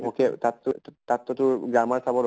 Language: Assamese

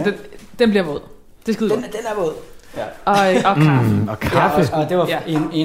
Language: Danish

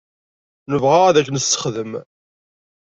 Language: Kabyle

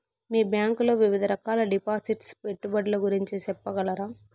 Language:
Telugu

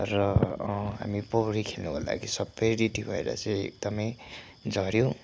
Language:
Nepali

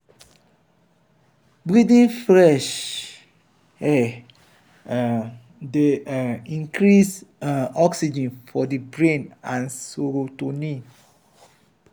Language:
Nigerian Pidgin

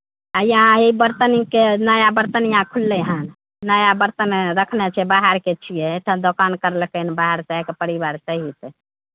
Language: Maithili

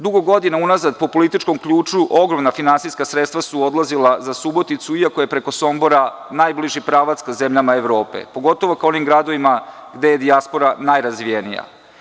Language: Serbian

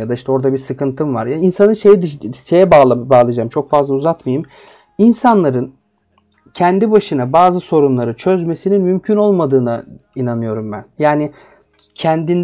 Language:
Turkish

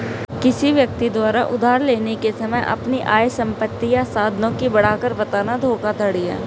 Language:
Hindi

